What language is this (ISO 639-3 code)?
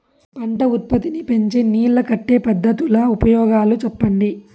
tel